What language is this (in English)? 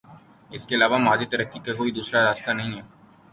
Urdu